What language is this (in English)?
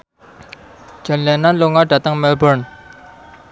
Javanese